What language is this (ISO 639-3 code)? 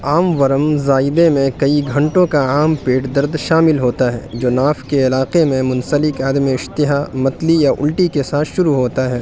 urd